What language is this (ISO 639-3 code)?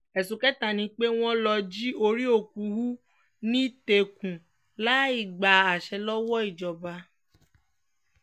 yor